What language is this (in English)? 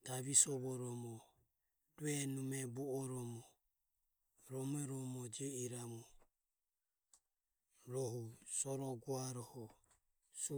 Ömie